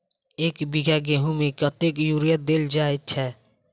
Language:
Maithili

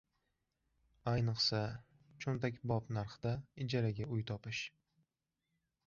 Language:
Uzbek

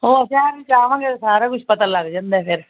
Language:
Punjabi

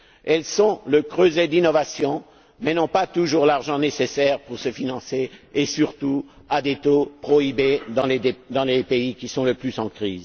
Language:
French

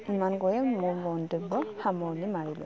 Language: Assamese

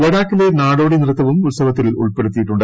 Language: Malayalam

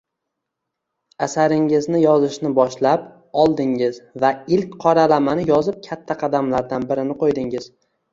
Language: Uzbek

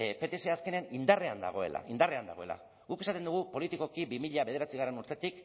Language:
Basque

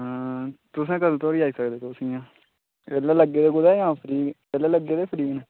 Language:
Dogri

